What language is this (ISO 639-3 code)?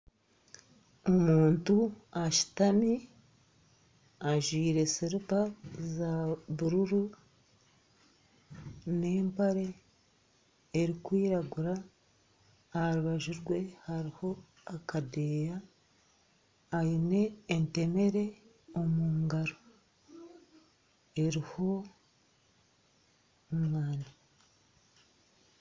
nyn